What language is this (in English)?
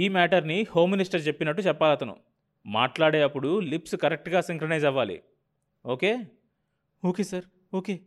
Telugu